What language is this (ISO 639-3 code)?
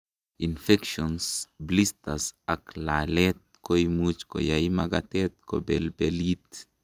kln